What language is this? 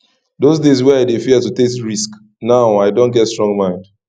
Nigerian Pidgin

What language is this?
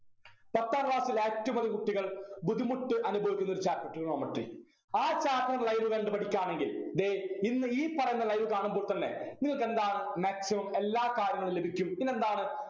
Malayalam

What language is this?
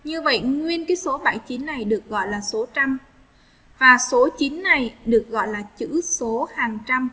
Vietnamese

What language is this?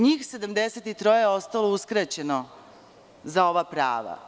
Serbian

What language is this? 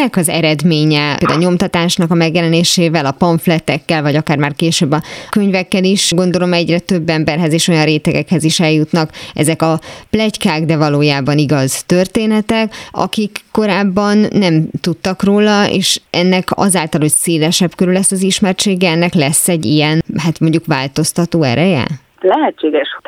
Hungarian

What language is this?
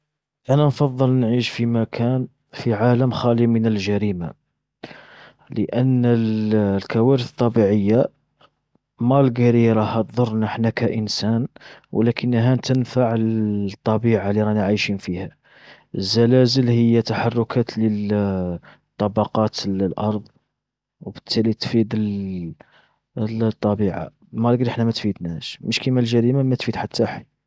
Algerian Arabic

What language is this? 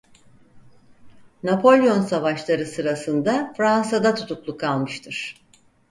Turkish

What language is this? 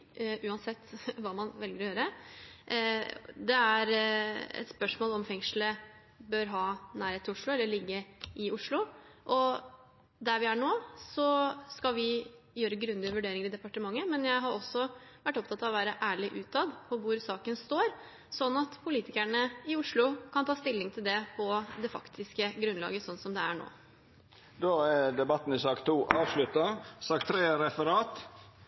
Norwegian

